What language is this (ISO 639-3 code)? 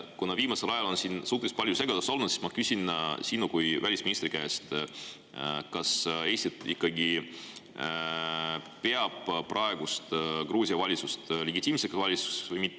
est